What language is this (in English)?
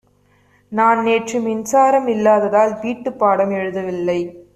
Tamil